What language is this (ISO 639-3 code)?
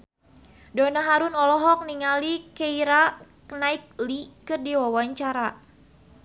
sun